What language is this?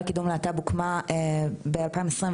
Hebrew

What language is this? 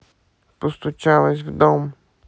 Russian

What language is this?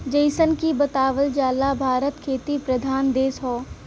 Bhojpuri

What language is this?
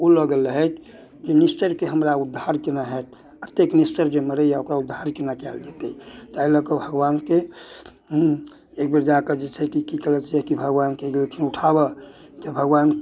Maithili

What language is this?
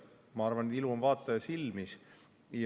Estonian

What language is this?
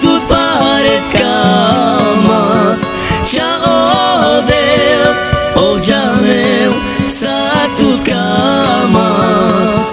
Slovak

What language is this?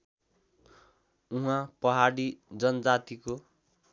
Nepali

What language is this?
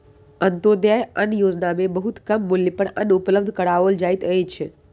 Maithili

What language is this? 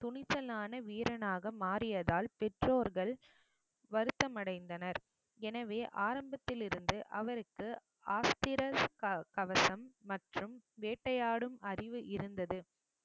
Tamil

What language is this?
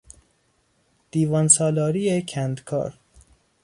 Persian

